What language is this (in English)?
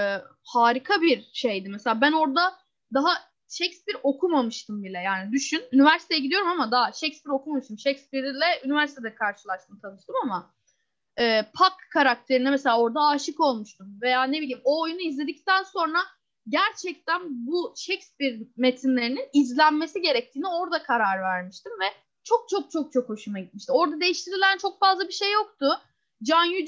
Turkish